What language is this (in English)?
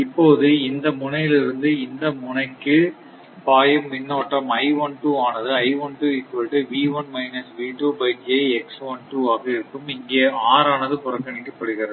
Tamil